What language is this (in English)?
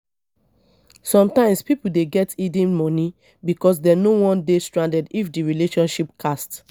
Nigerian Pidgin